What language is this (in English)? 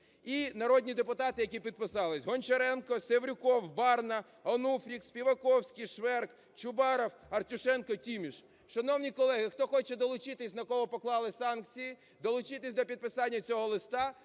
Ukrainian